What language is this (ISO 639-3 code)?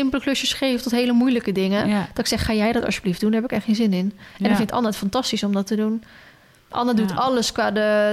nld